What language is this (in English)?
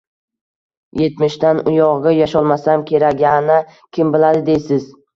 Uzbek